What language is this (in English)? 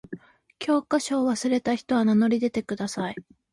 Japanese